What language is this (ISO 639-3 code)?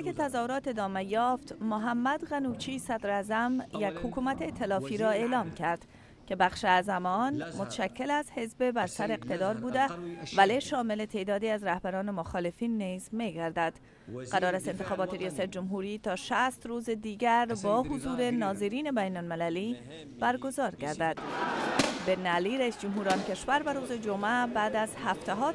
fas